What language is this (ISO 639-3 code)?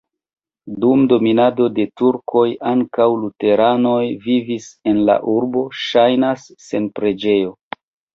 epo